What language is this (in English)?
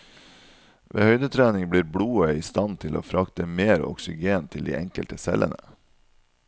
Norwegian